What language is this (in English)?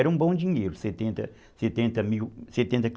Portuguese